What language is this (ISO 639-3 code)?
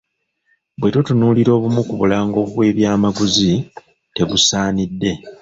lug